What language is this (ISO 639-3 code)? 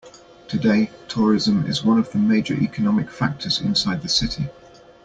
eng